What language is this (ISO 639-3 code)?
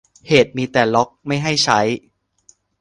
tha